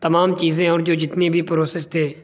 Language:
Urdu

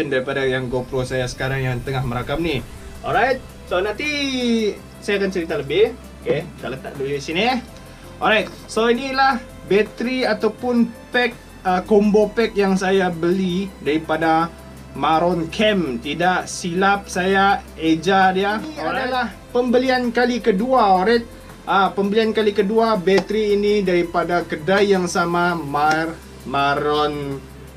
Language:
Malay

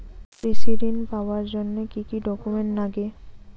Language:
Bangla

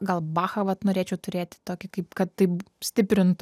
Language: Lithuanian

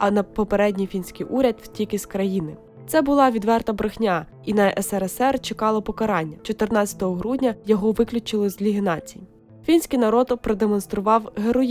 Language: Ukrainian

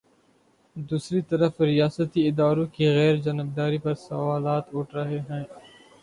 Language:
Urdu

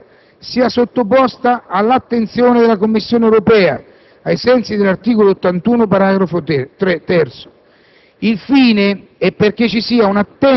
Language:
Italian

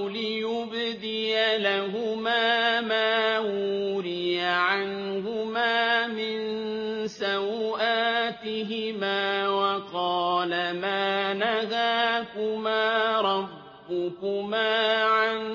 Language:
Arabic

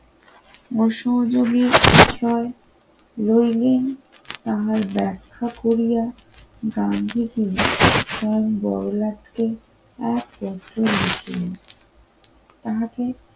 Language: Bangla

